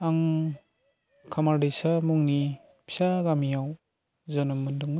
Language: Bodo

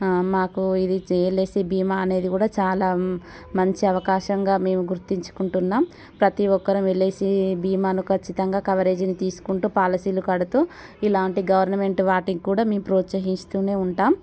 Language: Telugu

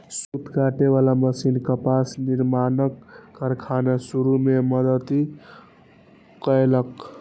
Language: Maithili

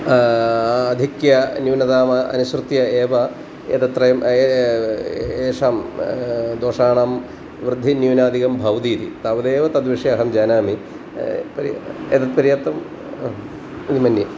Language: Sanskrit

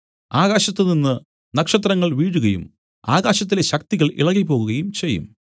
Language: Malayalam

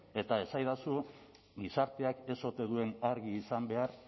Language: Basque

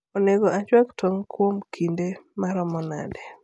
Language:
Luo (Kenya and Tanzania)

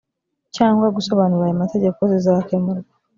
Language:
Kinyarwanda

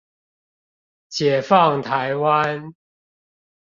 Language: Chinese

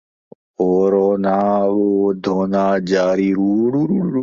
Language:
Urdu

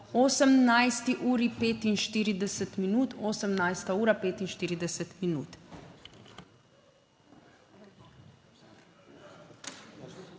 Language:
Slovenian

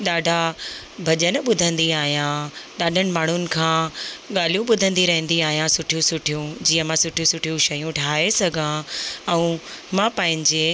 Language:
Sindhi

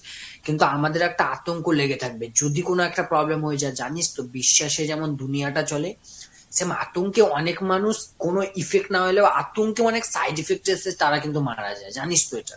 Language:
Bangla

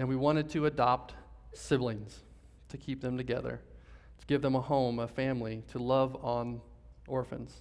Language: English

